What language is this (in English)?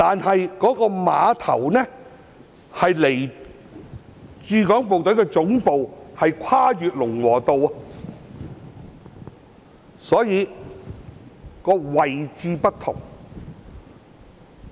Cantonese